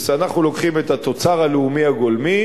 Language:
Hebrew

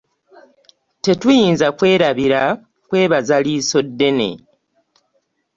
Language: Ganda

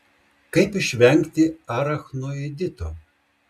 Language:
Lithuanian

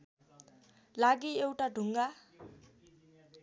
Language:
Nepali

